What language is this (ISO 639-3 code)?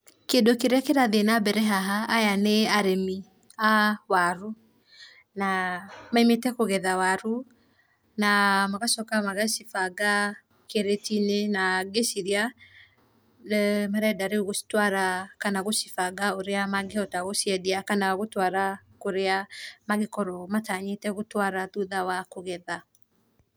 kik